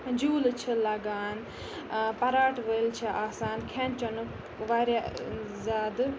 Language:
Kashmiri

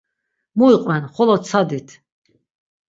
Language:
Laz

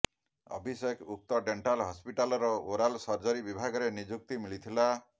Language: Odia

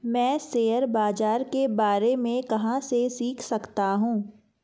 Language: Hindi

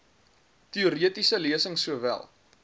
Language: Afrikaans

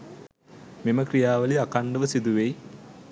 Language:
Sinhala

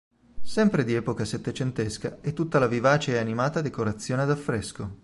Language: Italian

